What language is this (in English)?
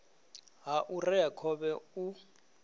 Venda